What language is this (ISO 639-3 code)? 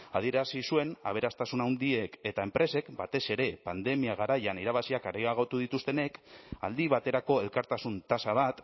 eus